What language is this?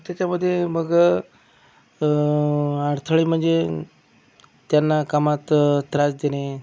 Marathi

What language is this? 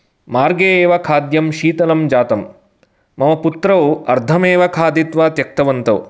Sanskrit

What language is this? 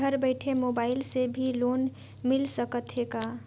Chhattisgarhi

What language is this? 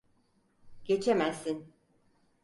Turkish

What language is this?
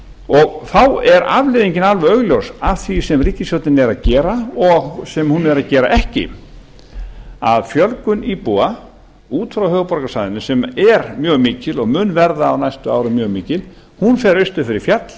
Icelandic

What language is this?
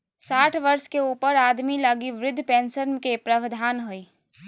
Magahi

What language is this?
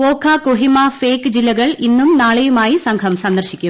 Malayalam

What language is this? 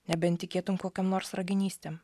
Lithuanian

